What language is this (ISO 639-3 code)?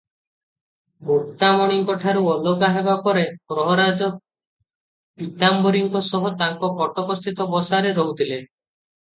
ori